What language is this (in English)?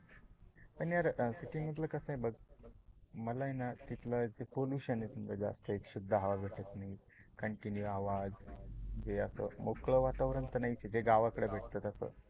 Marathi